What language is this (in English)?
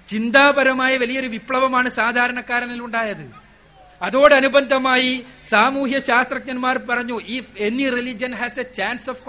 Malayalam